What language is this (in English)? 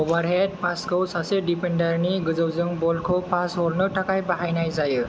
Bodo